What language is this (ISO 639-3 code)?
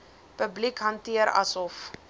afr